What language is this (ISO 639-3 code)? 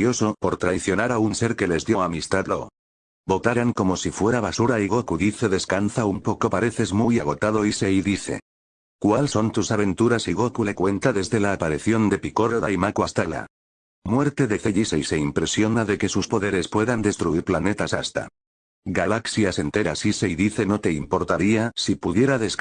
spa